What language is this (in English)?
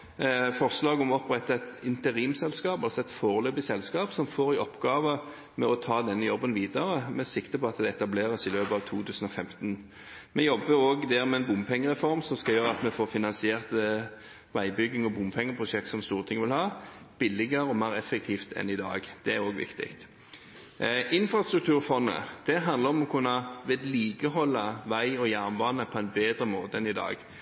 Norwegian Bokmål